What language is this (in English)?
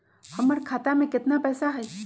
Magahi